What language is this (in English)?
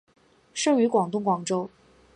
Chinese